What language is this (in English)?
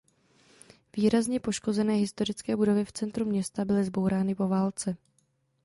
Czech